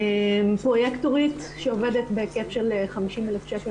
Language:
Hebrew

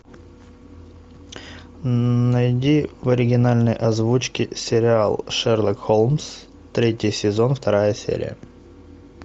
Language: Russian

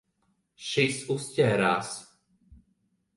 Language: Latvian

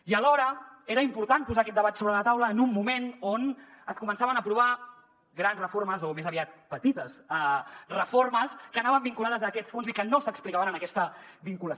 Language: Catalan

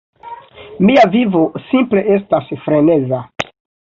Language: Esperanto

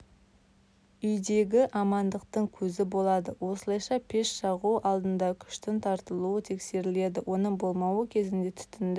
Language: Kazakh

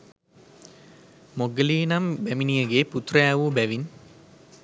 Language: Sinhala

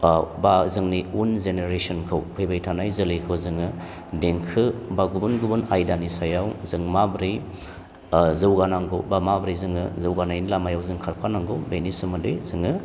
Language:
Bodo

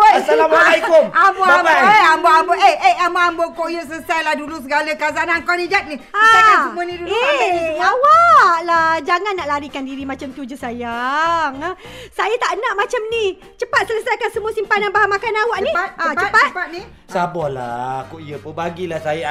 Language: Malay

